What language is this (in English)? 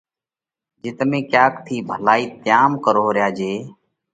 Parkari Koli